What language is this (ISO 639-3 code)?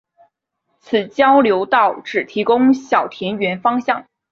zho